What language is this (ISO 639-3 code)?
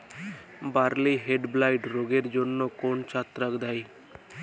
ben